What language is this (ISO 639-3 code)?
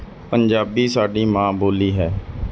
pan